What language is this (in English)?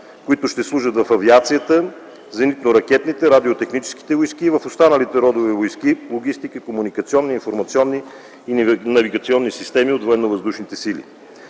Bulgarian